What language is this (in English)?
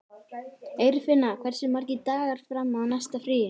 Icelandic